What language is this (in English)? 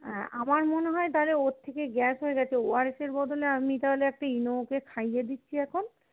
Bangla